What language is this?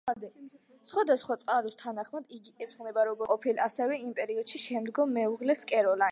Georgian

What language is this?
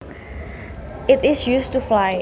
Javanese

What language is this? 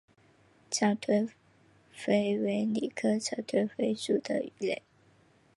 Chinese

